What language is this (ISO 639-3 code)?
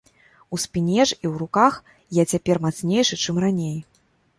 bel